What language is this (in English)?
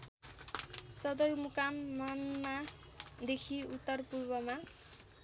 Nepali